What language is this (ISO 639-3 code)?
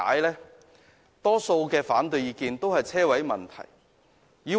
yue